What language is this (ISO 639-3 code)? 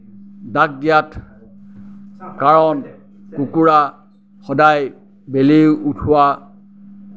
asm